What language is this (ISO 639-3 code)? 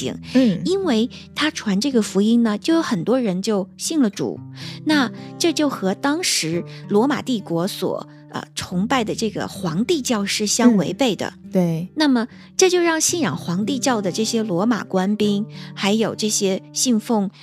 zho